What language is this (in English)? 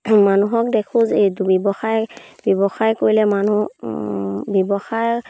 Assamese